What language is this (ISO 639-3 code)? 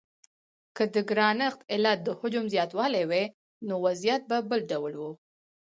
pus